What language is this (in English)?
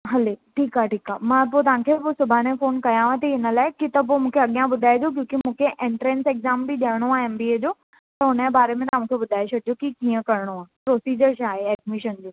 Sindhi